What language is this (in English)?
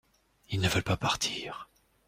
French